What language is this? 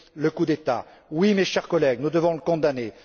French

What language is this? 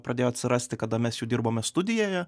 Lithuanian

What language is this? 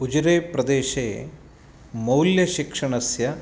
Sanskrit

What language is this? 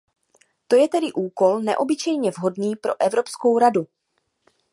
Czech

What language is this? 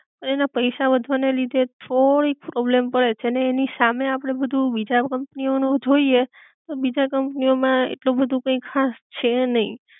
Gujarati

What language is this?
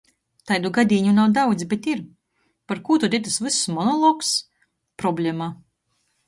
Latgalian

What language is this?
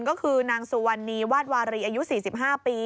Thai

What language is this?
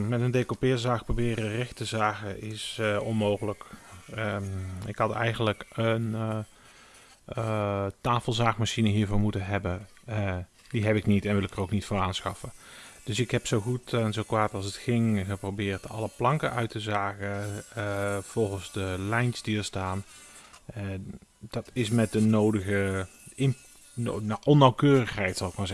Dutch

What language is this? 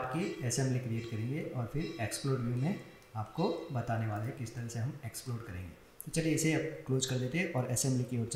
Hindi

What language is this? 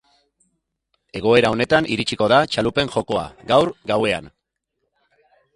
Basque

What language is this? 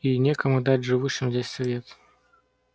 Russian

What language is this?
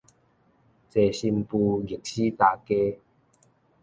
Min Nan Chinese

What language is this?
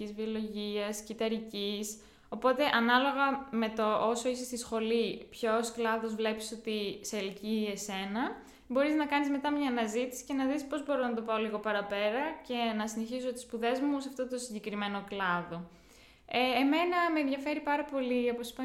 Greek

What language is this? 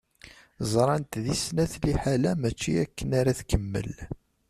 Kabyle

